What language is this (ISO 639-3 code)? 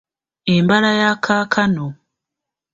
lug